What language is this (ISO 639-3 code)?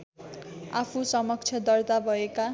nep